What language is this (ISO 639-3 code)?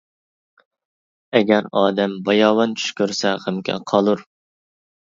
uig